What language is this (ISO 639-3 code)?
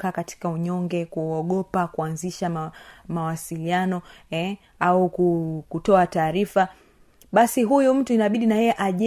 swa